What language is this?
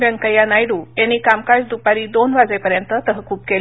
Marathi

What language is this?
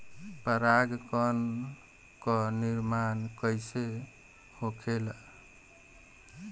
Bhojpuri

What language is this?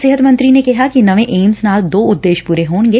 Punjabi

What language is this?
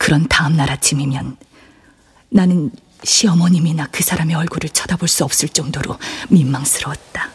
Korean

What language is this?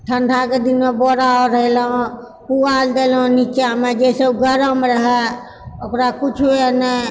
Maithili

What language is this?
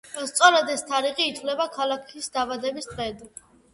Georgian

